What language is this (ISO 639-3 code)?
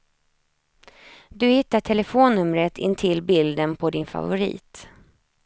swe